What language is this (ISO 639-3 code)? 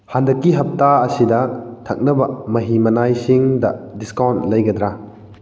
mni